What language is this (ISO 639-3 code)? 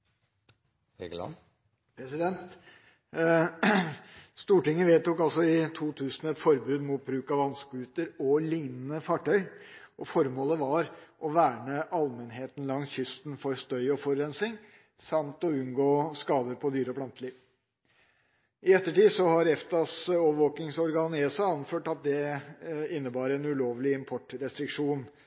nor